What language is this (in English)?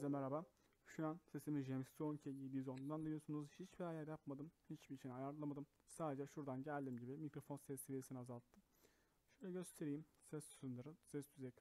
Turkish